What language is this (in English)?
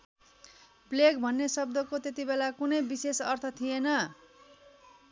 Nepali